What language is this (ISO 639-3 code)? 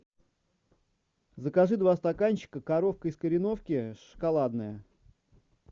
rus